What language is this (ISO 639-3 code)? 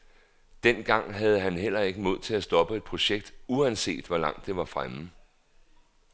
dan